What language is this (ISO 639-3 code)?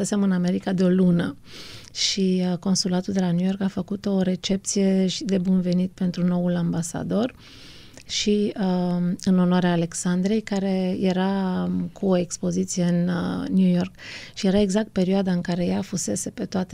ron